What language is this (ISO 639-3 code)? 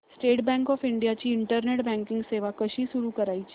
mar